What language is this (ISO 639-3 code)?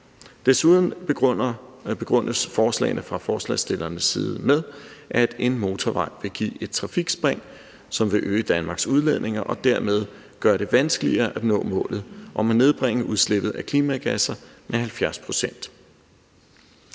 dan